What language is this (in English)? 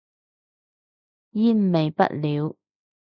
Cantonese